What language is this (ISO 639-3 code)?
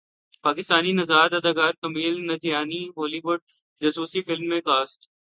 urd